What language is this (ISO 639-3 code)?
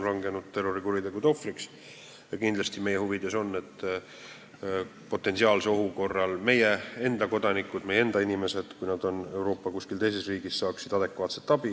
est